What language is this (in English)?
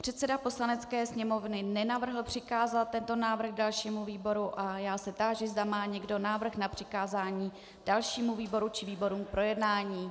Czech